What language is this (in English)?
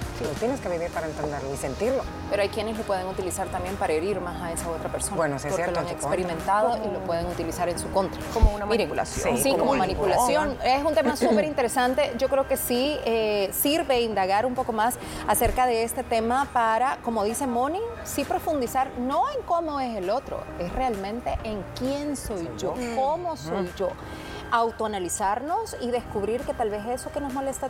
Spanish